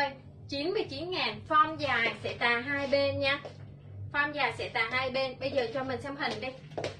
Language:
Vietnamese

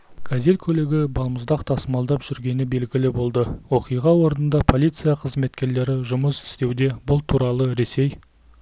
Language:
Kazakh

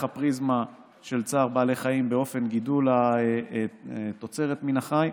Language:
Hebrew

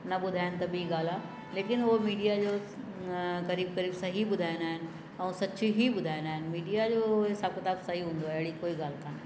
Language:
Sindhi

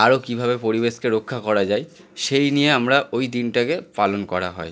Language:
Bangla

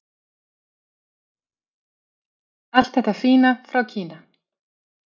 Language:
Icelandic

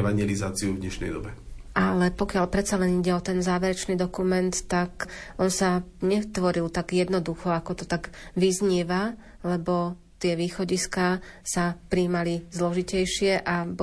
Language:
Slovak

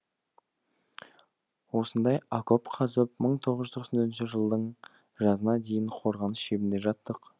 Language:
Kazakh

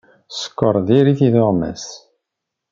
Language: Kabyle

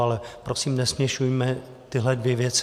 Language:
Czech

